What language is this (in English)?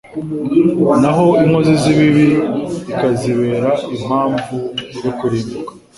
Kinyarwanda